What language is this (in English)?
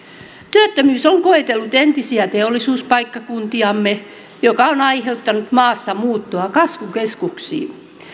Finnish